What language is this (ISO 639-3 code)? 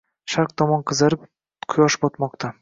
uzb